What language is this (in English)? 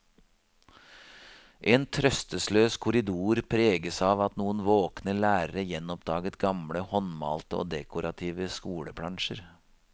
Norwegian